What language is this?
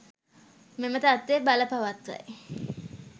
Sinhala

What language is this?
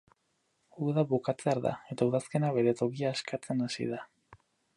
Basque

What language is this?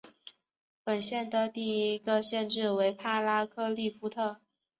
Chinese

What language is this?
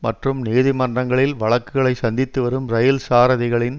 Tamil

